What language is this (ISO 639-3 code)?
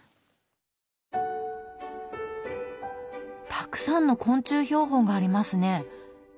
jpn